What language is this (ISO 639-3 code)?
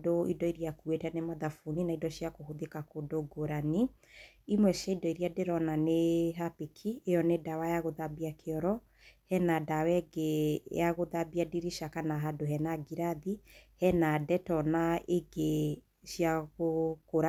kik